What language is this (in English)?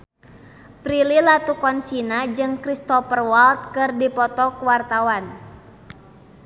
Sundanese